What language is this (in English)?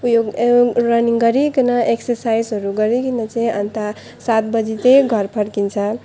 Nepali